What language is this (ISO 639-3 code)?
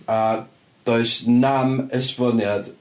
cym